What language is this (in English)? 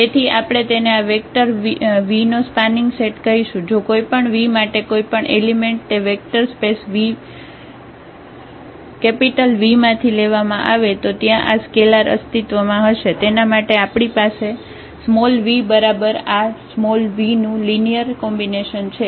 Gujarati